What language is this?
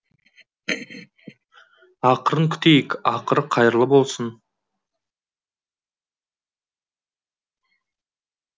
Kazakh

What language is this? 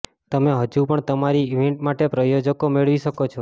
Gujarati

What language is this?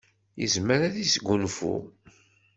Kabyle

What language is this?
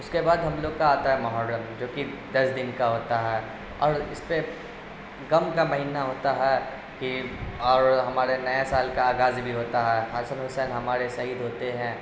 Urdu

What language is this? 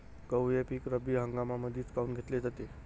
Marathi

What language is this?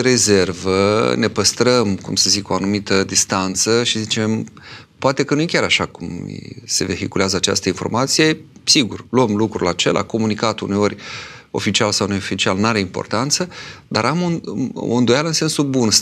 Romanian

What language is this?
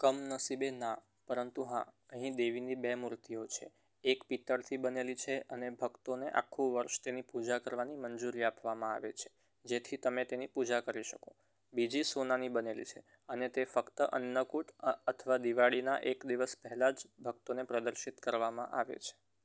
Gujarati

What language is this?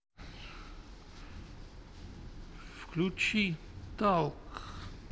Russian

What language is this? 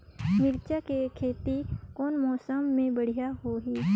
Chhattisgarhi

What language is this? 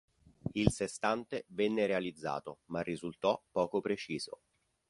Italian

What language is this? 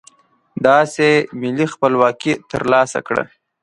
Pashto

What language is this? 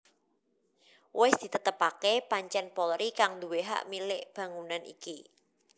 Javanese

